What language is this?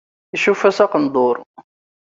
Kabyle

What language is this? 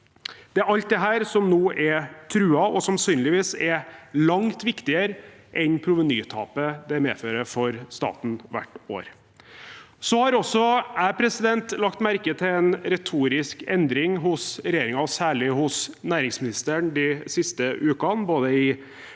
Norwegian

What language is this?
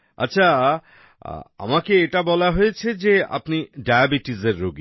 Bangla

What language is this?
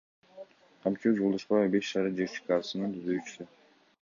Kyrgyz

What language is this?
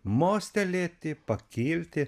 Lithuanian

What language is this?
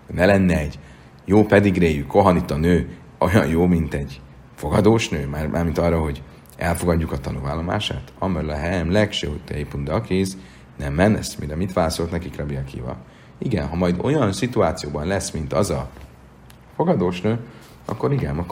Hungarian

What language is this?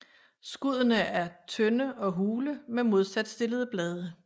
Danish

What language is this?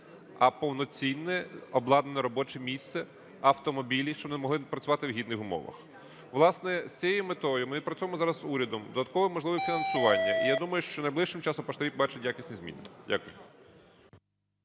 Ukrainian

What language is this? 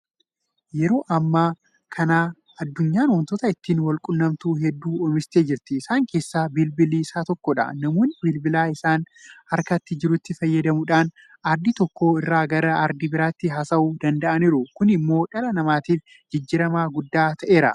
Oromo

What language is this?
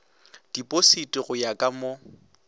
Northern Sotho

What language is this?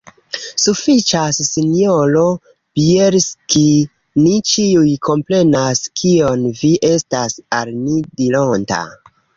Esperanto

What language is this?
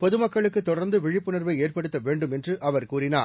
Tamil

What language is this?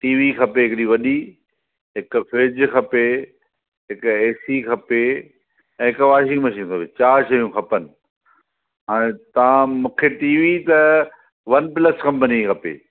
Sindhi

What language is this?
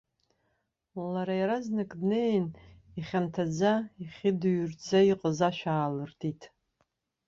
Abkhazian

